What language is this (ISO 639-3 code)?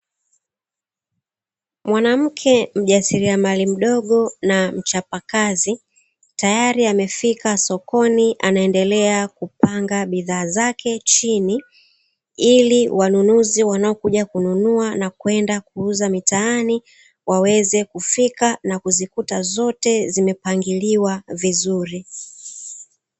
swa